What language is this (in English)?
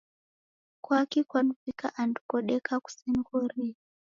Taita